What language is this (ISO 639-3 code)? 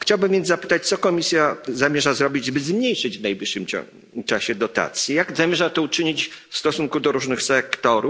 pol